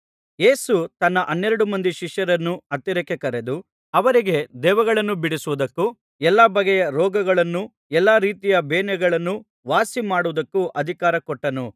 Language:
Kannada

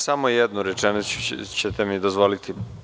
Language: Serbian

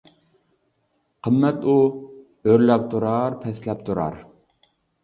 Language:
Uyghur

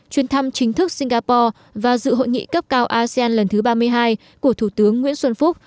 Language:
Vietnamese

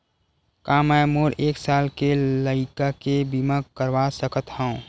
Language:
Chhattisgarhi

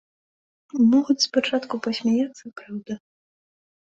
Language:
Belarusian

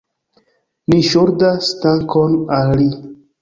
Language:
Esperanto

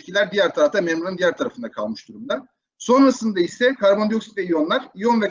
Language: Turkish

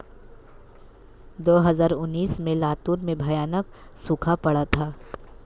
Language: Hindi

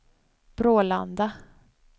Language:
Swedish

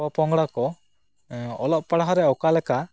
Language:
Santali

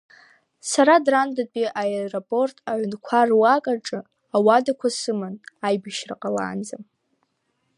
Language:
Abkhazian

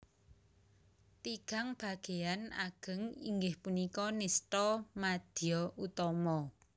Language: Javanese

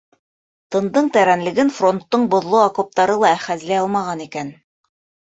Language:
Bashkir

